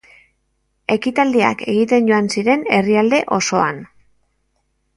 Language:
Basque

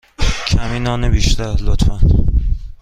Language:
Persian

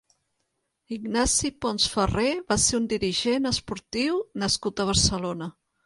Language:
Catalan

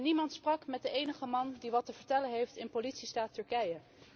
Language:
Dutch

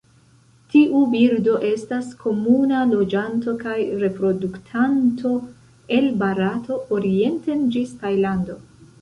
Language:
Esperanto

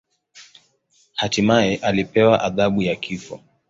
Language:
Swahili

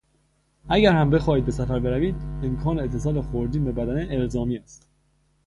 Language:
Persian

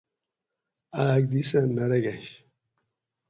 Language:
Gawri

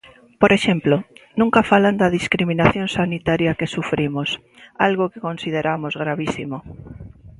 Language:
Galician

